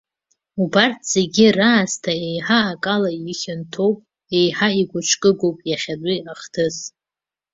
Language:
Abkhazian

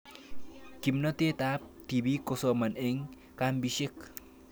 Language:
Kalenjin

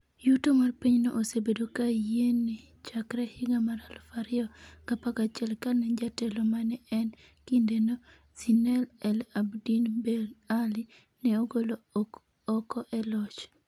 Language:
Luo (Kenya and Tanzania)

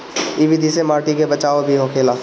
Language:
Bhojpuri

